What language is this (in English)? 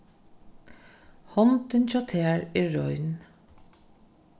Faroese